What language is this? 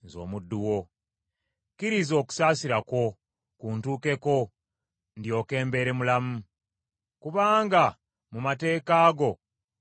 Ganda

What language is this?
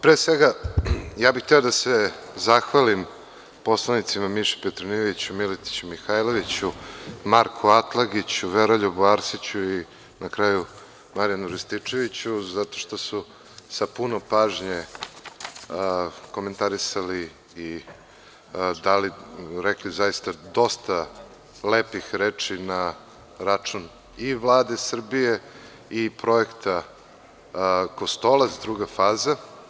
Serbian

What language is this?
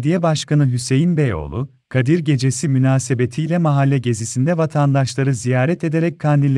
Turkish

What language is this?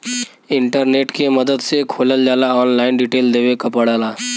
Bhojpuri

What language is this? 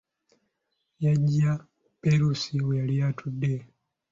Ganda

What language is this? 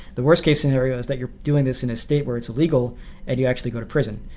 English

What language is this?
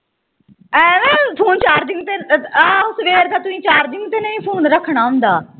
Punjabi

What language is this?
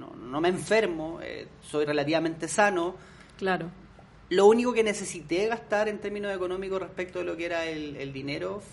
Spanish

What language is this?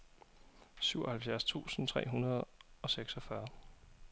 Danish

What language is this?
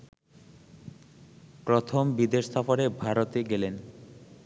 Bangla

